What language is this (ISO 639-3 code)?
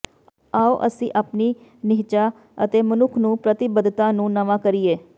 pan